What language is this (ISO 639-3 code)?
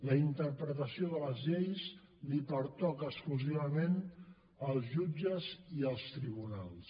cat